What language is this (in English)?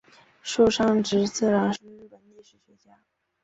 Chinese